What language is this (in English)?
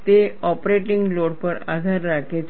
Gujarati